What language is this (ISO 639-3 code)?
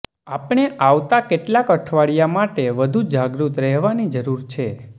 guj